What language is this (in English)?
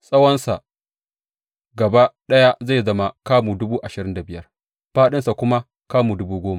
Hausa